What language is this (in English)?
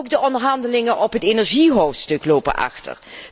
Dutch